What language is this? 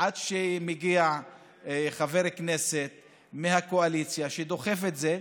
Hebrew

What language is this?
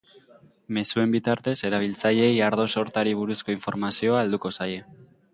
Basque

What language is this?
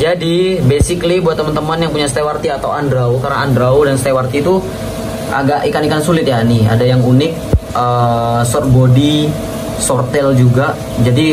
Indonesian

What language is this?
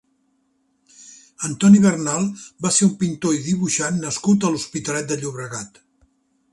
Catalan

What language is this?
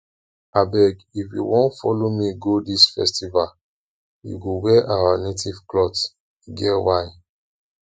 Nigerian Pidgin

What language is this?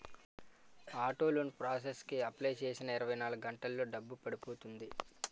Telugu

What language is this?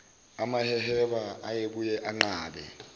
Zulu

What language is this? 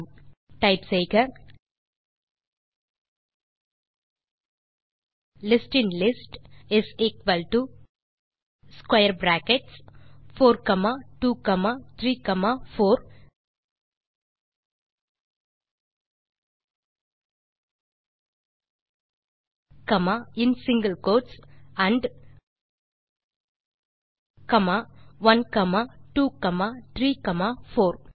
Tamil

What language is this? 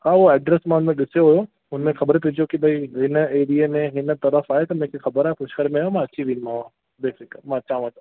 Sindhi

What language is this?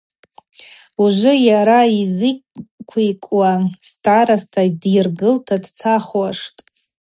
Abaza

